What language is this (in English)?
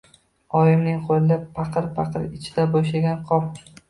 Uzbek